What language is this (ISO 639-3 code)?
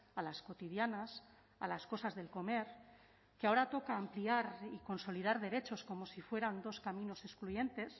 spa